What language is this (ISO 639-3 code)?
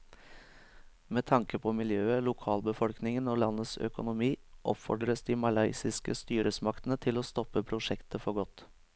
nor